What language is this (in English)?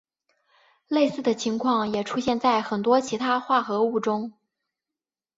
Chinese